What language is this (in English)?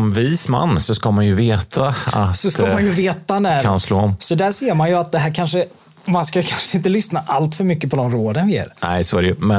Swedish